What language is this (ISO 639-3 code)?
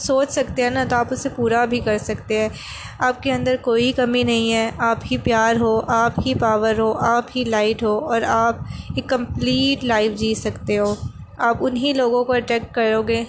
urd